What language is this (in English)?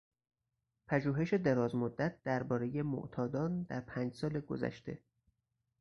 Persian